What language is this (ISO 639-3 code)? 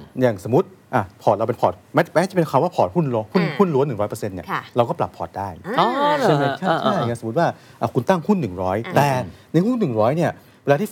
tha